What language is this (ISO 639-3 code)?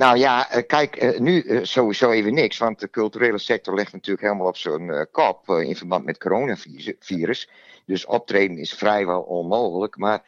nld